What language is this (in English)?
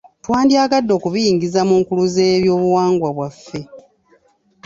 Ganda